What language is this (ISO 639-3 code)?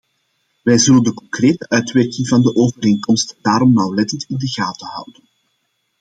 nld